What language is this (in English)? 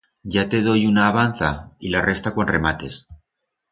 Aragonese